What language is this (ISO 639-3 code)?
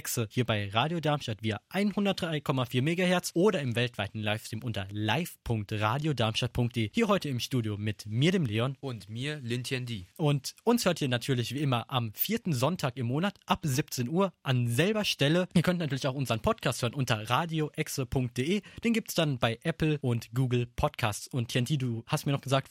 deu